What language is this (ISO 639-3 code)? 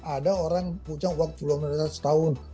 ind